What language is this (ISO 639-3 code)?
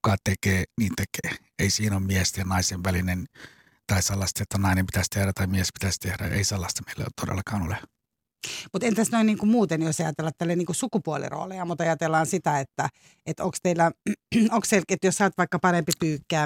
fin